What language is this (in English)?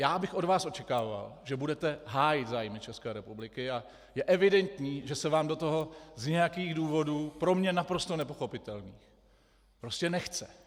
Czech